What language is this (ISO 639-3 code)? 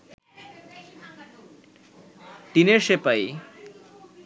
ben